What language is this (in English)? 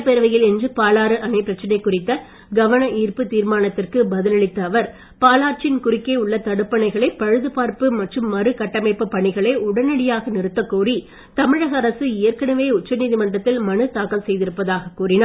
Tamil